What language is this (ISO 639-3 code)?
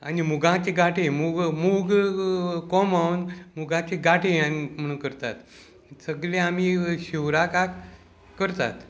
kok